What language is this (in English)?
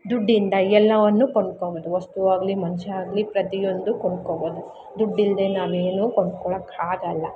Kannada